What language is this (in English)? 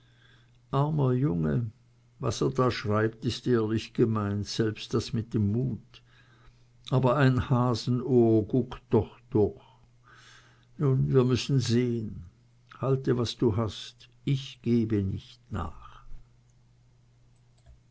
German